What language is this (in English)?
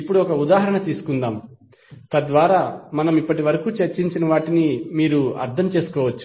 Telugu